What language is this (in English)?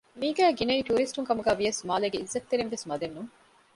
Divehi